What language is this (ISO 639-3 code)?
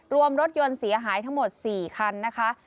tha